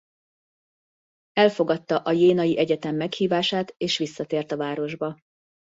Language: Hungarian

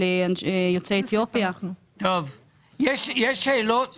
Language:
Hebrew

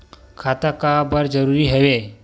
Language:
Chhattisgarhi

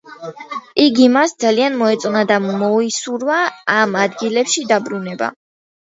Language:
Georgian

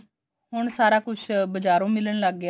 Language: Punjabi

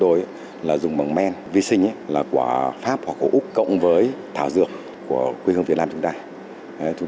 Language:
Vietnamese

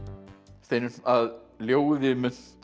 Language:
Icelandic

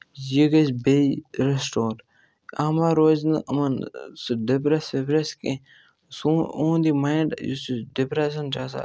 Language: Kashmiri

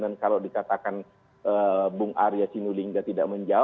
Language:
Indonesian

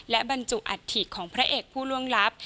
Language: Thai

